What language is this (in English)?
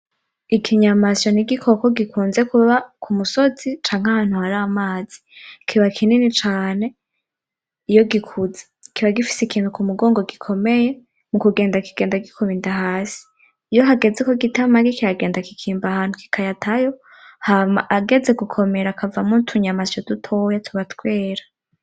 Rundi